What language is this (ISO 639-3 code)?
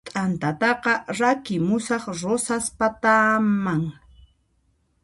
qxp